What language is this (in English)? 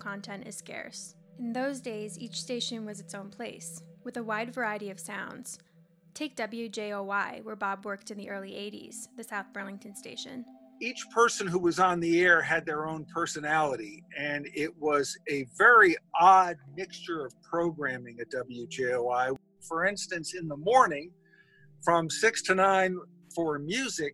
English